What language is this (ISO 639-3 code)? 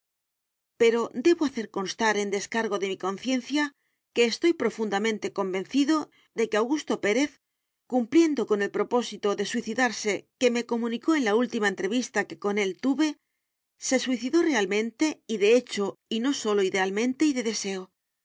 spa